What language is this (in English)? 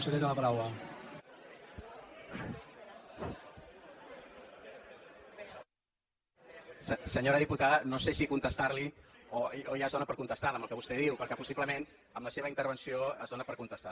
Catalan